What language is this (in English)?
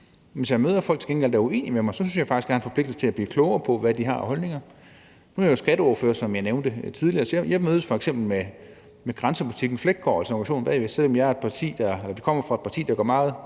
Danish